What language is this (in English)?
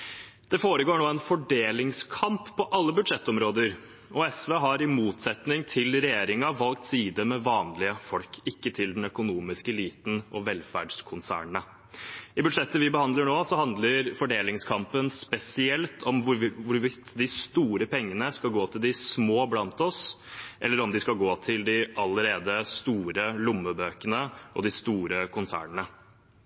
Norwegian Bokmål